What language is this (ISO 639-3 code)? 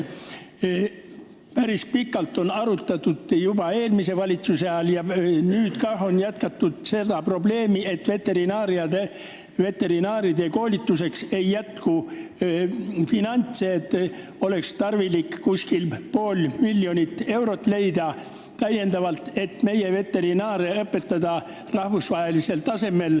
est